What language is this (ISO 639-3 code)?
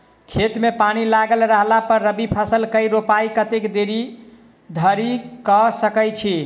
mai